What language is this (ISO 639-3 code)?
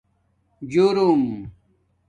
dmk